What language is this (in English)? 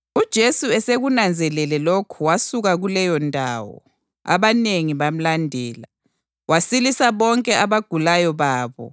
North Ndebele